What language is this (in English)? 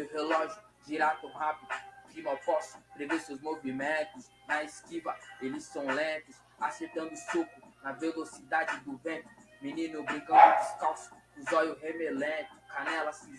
Portuguese